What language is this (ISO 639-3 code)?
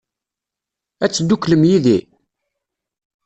kab